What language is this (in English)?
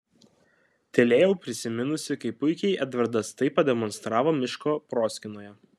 Lithuanian